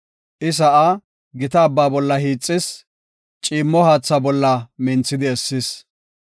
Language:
Gofa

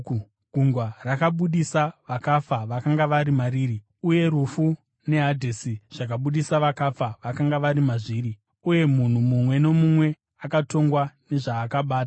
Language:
Shona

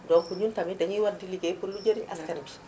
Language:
Wolof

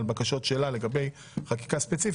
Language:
Hebrew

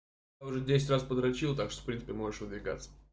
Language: Russian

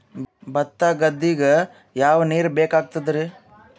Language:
Kannada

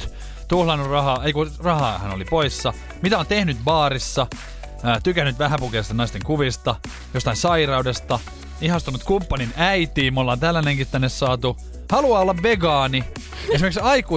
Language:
Finnish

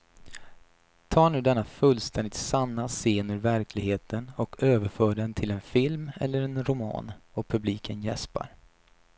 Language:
Swedish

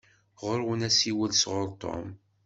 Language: Kabyle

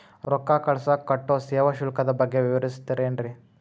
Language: Kannada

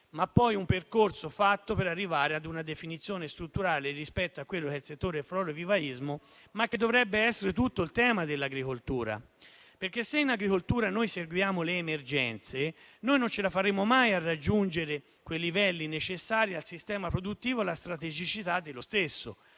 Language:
Italian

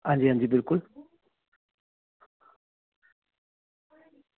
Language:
Dogri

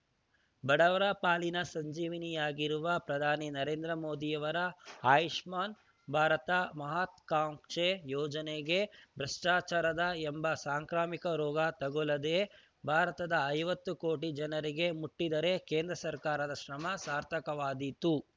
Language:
Kannada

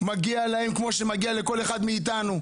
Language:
Hebrew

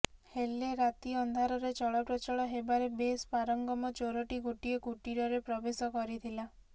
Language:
Odia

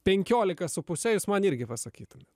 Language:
Lithuanian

